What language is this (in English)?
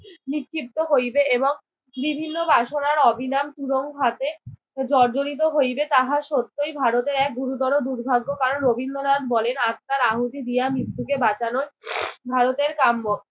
Bangla